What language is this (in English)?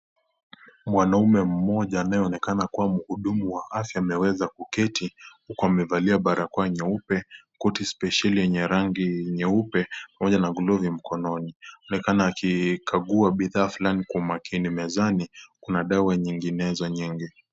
Swahili